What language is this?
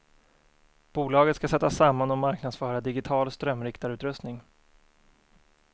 Swedish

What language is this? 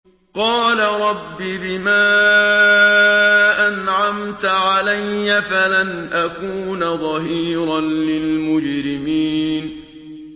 Arabic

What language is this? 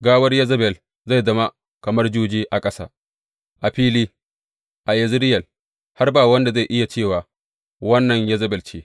Hausa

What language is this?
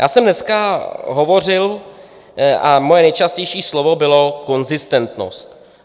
Czech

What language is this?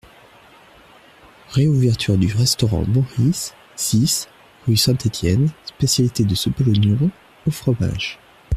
French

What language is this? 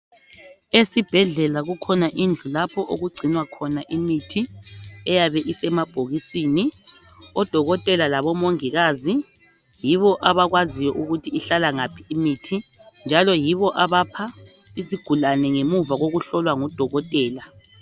North Ndebele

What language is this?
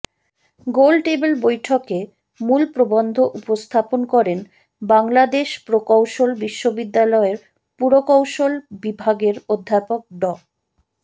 Bangla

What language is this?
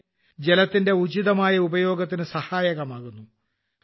Malayalam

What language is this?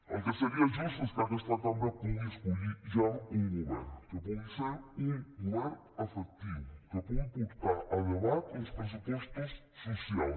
Catalan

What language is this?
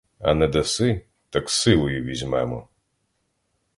Ukrainian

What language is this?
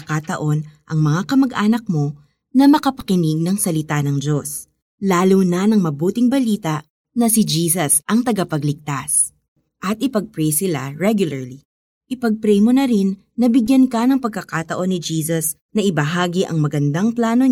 Filipino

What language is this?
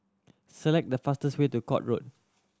English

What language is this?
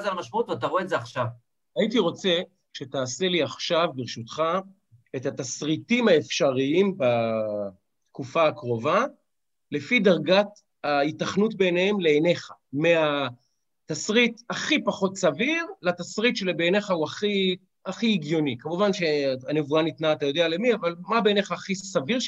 Hebrew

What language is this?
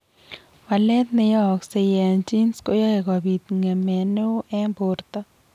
Kalenjin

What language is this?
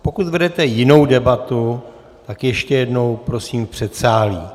Czech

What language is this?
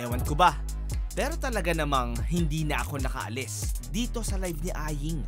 Filipino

